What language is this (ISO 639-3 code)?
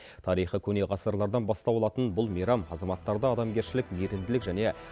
kaz